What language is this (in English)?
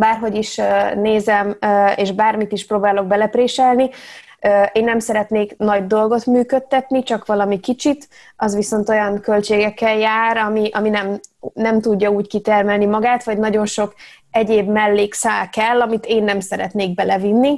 Hungarian